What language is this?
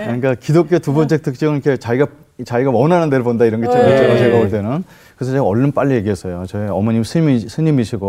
Korean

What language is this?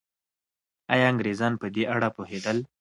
Pashto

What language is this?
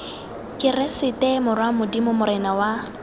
Tswana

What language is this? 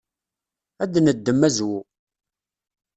Kabyle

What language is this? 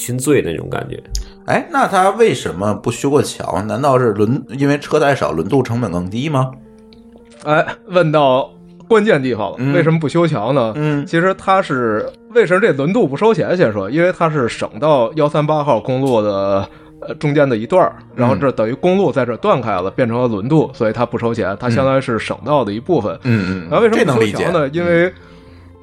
Chinese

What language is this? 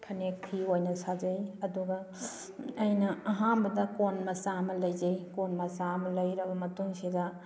Manipuri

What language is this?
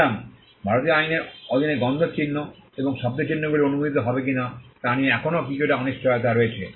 Bangla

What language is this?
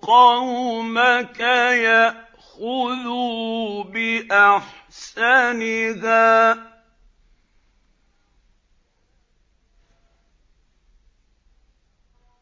Arabic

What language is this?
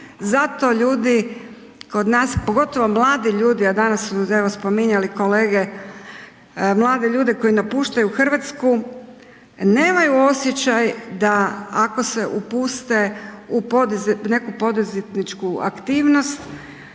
Croatian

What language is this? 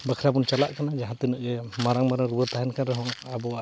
Santali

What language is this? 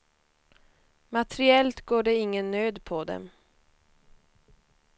Swedish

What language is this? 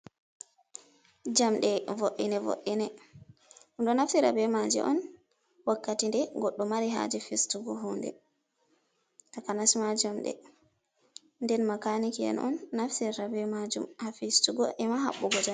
Fula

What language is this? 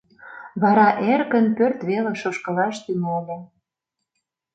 Mari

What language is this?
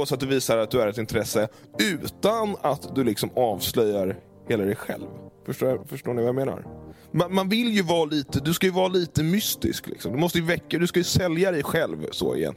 Swedish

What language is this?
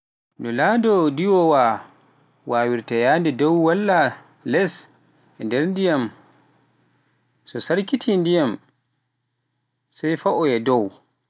Pular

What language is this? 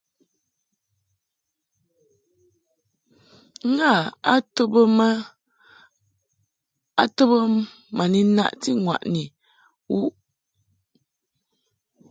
Mungaka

